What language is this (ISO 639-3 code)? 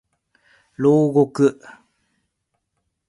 jpn